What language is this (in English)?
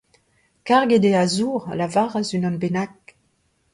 Breton